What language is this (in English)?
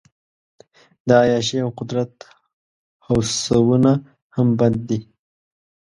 Pashto